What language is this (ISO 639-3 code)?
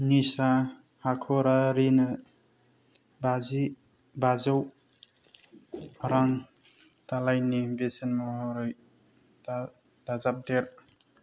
brx